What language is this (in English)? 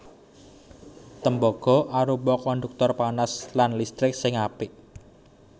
Javanese